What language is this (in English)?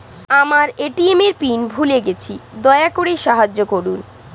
Bangla